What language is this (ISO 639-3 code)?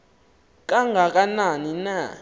xho